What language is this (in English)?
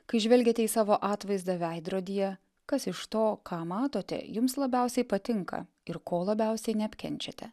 Lithuanian